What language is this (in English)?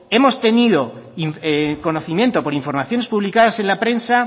Spanish